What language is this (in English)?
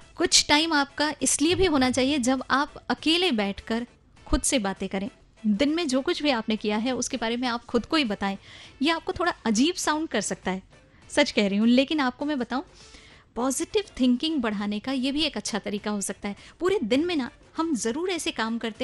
Hindi